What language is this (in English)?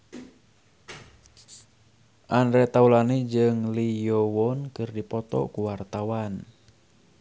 Sundanese